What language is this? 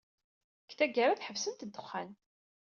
Kabyle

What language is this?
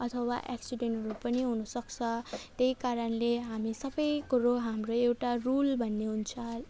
Nepali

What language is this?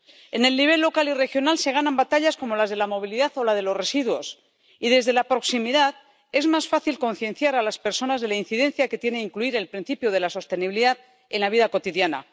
Spanish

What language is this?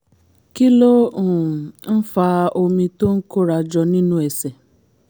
Yoruba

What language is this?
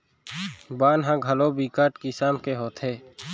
Chhattisgarhi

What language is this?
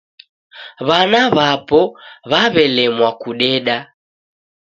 Taita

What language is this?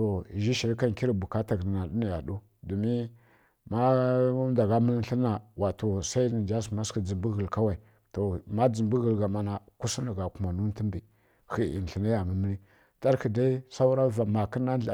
Kirya-Konzəl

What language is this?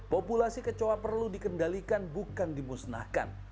Indonesian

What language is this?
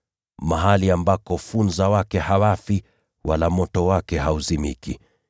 Swahili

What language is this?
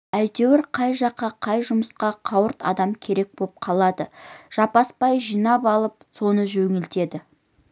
Kazakh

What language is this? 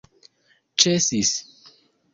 Esperanto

